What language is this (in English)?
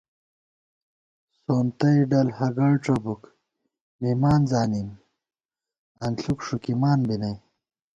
Gawar-Bati